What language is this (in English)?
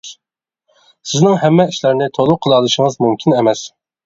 Uyghur